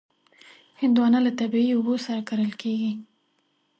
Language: Pashto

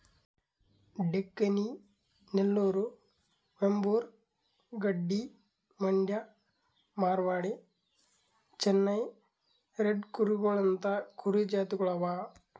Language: Kannada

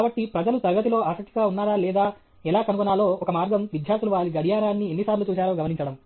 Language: Telugu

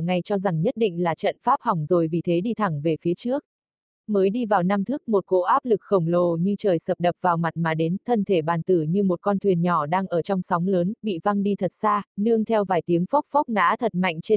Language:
Vietnamese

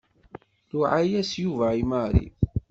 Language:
Kabyle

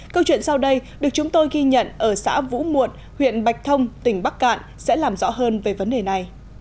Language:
Vietnamese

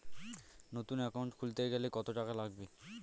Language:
Bangla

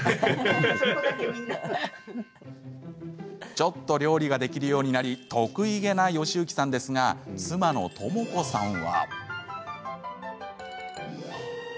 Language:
Japanese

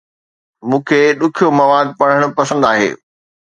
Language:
Sindhi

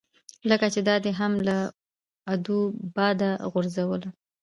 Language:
Pashto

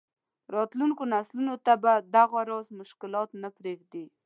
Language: Pashto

